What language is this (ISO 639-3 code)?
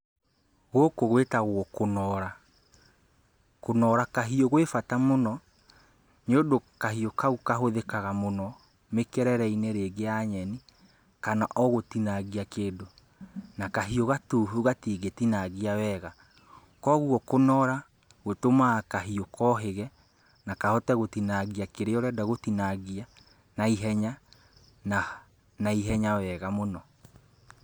kik